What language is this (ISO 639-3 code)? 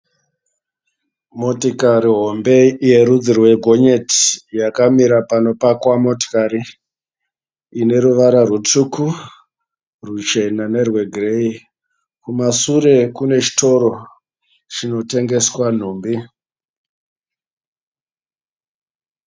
sna